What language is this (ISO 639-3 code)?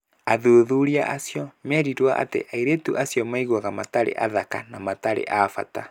kik